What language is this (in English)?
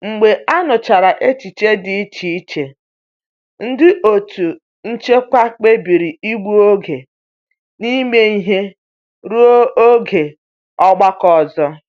Igbo